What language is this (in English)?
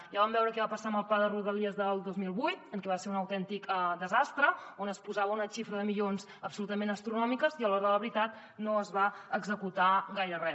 Catalan